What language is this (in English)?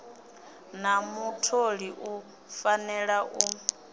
Venda